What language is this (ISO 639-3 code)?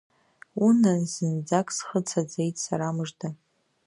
abk